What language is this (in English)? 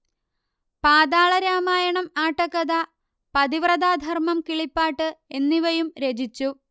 Malayalam